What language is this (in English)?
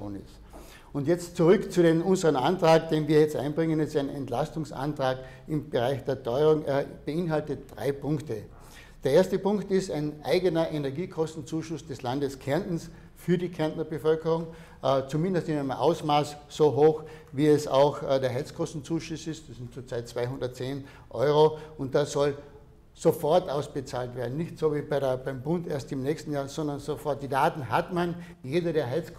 German